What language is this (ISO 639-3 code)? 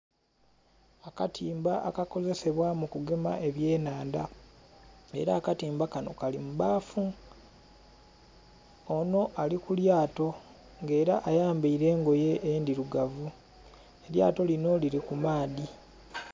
xog